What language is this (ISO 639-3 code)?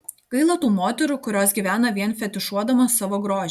lit